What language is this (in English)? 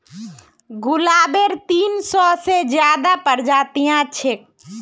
Magahi